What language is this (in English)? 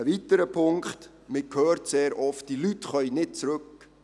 Swiss German